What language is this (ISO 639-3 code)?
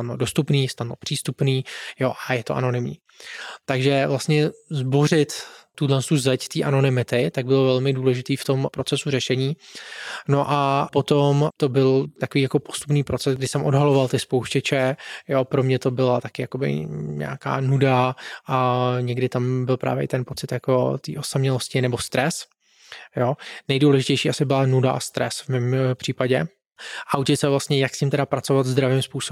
ces